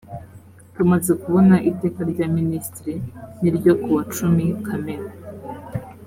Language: Kinyarwanda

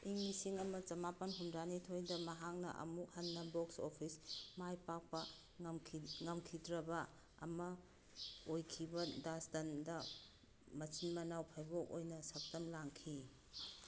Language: Manipuri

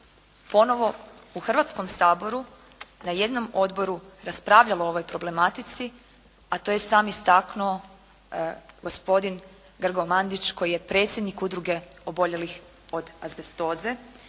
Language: Croatian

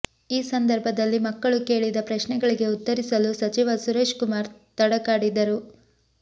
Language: Kannada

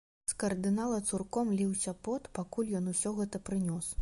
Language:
Belarusian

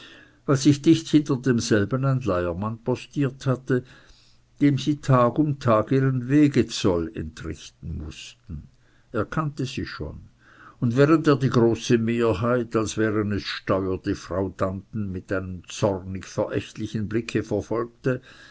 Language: German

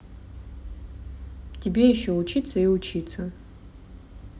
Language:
Russian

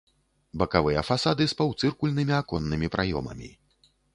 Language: Belarusian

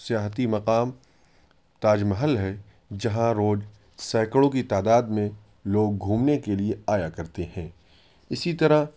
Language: Urdu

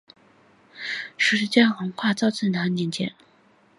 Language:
Chinese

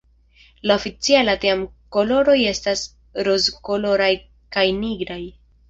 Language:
Esperanto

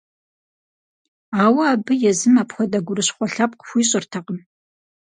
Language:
Kabardian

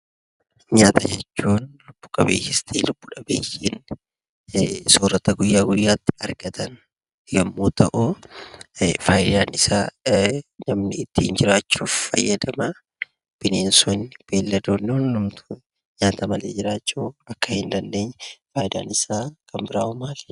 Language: Oromo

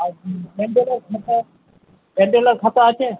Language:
Bangla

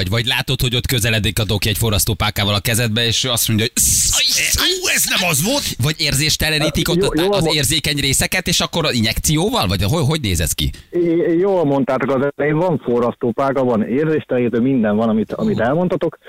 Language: Hungarian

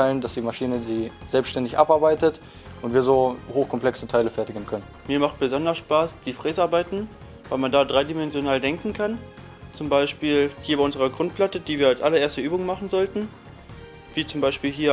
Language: German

